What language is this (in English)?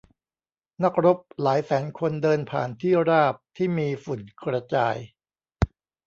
Thai